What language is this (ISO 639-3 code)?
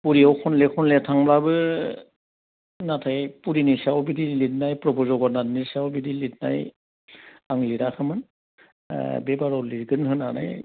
brx